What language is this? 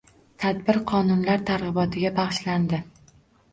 Uzbek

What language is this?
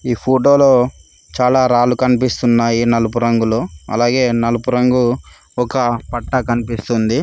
Telugu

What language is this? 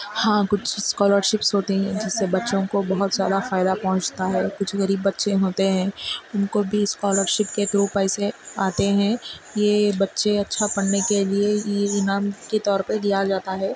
Urdu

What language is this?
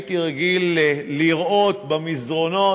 Hebrew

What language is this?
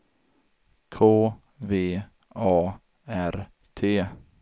Swedish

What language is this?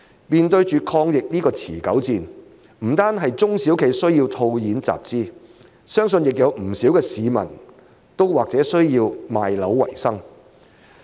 Cantonese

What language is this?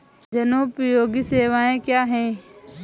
Hindi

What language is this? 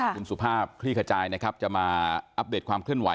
Thai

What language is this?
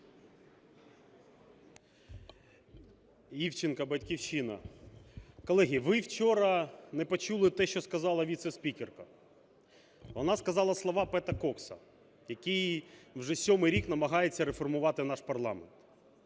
Ukrainian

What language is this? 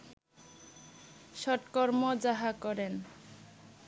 Bangla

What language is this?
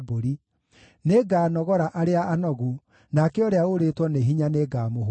Kikuyu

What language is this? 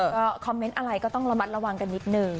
Thai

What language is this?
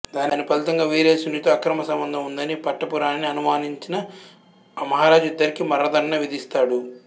Telugu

